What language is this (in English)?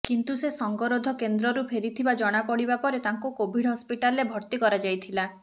Odia